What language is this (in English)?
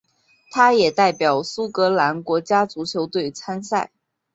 Chinese